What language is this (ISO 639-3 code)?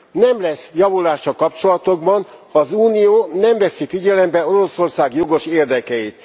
hun